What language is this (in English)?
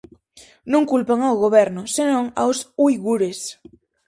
Galician